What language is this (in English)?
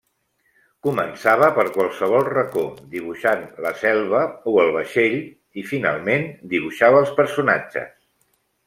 Catalan